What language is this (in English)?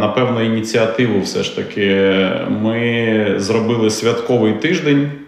Ukrainian